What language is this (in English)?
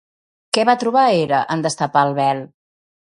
Catalan